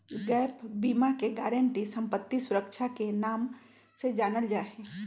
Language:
Magahi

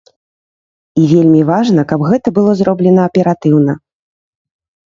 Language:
Belarusian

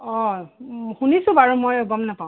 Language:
Assamese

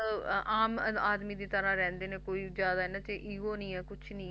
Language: Punjabi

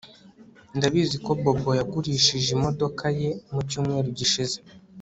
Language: Kinyarwanda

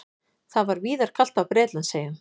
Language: Icelandic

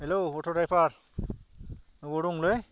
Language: Bodo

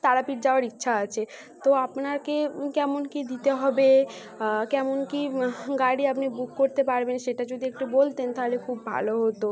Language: Bangla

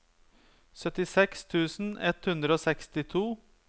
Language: Norwegian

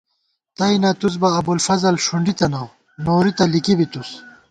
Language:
Gawar-Bati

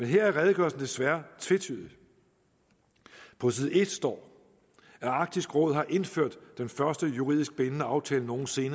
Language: Danish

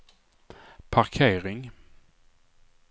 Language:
Swedish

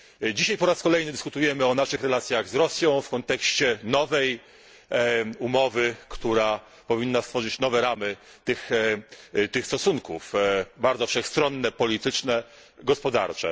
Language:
Polish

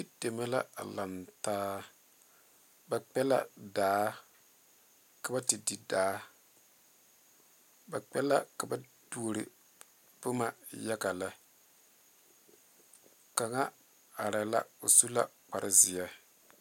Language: Southern Dagaare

